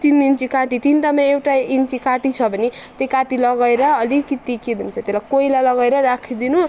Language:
Nepali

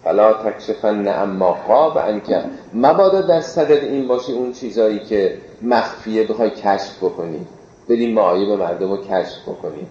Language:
Persian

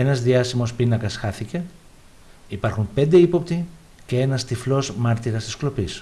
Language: Greek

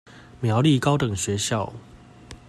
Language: Chinese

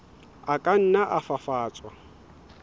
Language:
Southern Sotho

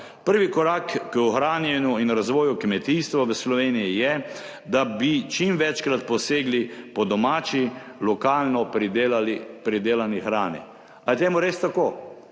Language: Slovenian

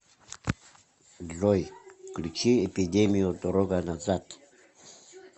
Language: Russian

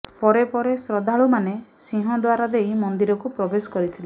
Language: Odia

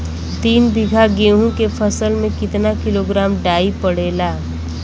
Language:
Bhojpuri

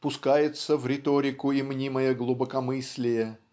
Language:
Russian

